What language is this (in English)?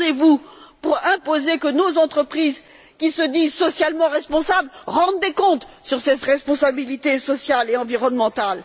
French